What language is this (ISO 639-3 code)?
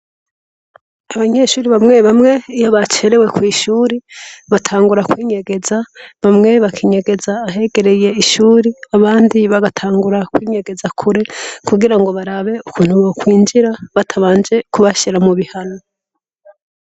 run